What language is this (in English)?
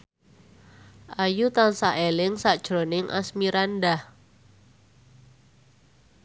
Javanese